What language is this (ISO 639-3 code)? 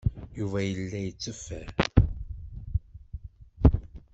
kab